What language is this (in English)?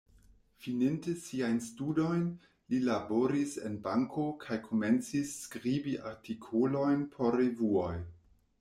Esperanto